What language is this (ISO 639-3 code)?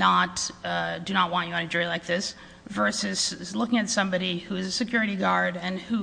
eng